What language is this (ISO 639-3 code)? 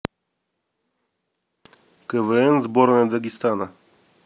rus